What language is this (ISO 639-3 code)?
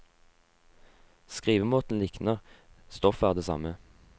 nor